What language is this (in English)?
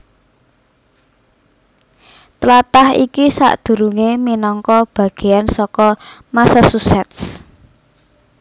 Javanese